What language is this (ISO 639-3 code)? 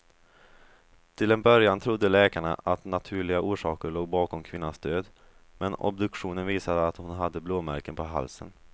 swe